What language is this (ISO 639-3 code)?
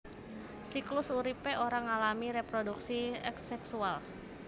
jav